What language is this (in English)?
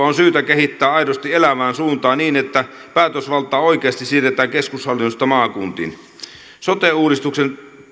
Finnish